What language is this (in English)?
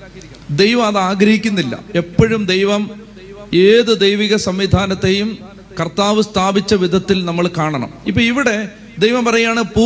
Malayalam